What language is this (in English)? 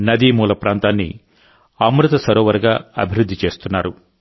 Telugu